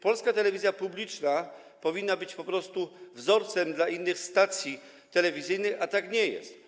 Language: Polish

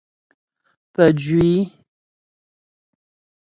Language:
Ghomala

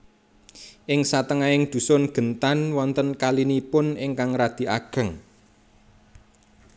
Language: Javanese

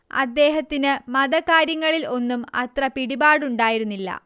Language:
Malayalam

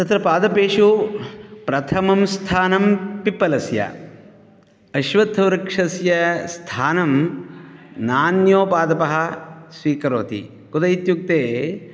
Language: Sanskrit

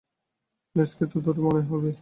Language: Bangla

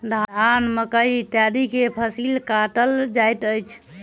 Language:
Maithili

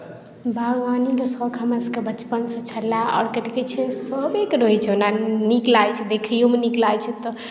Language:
Maithili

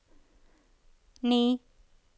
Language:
Norwegian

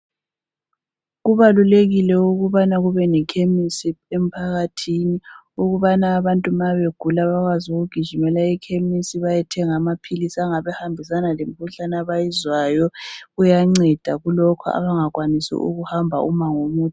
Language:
North Ndebele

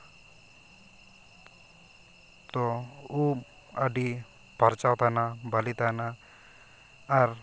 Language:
Santali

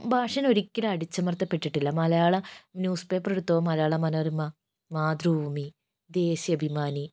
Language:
Malayalam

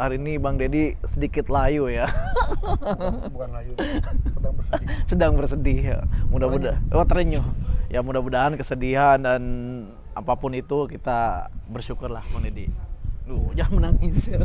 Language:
Indonesian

